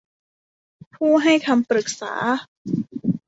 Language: Thai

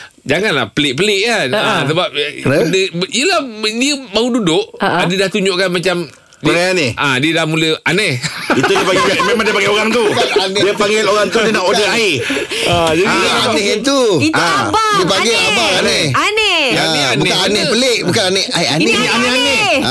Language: Malay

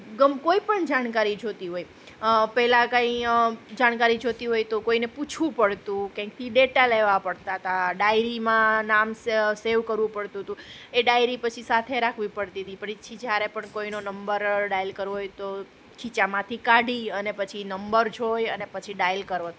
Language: Gujarati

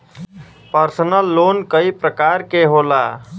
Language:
Bhojpuri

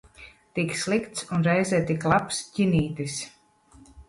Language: Latvian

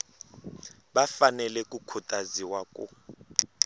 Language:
Tsonga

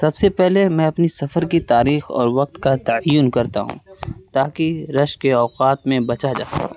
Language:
Urdu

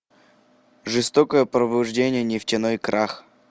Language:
Russian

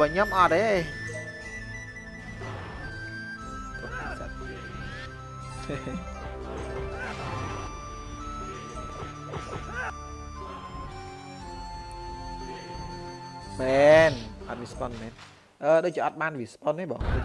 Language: Vietnamese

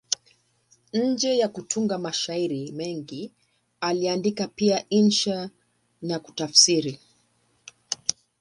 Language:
Swahili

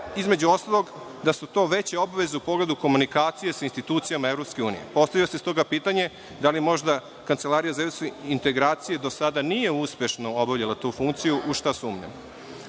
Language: Serbian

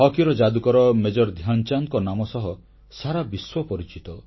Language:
Odia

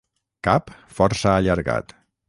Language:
Catalan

